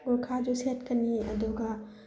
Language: Manipuri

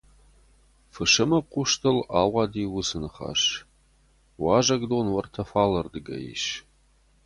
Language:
Ossetic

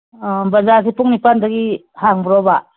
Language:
Manipuri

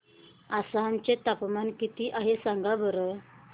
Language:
Marathi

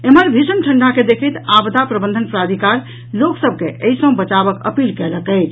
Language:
Maithili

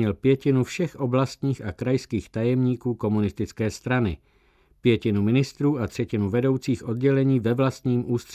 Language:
Czech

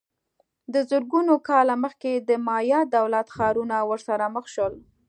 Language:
Pashto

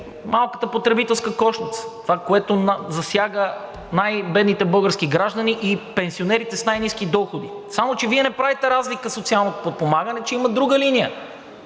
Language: Bulgarian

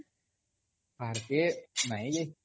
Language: Odia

